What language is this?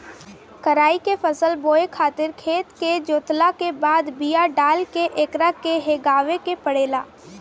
Bhojpuri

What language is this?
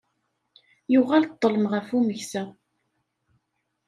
Kabyle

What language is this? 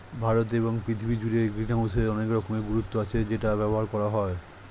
Bangla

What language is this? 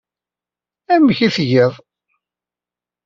Kabyle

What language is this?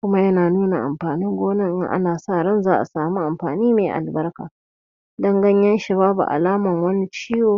Hausa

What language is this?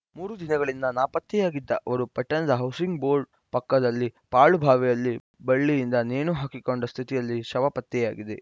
Kannada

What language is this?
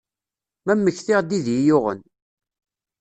Kabyle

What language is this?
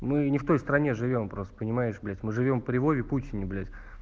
Russian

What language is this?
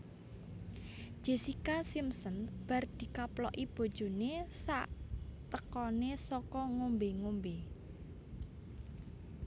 Javanese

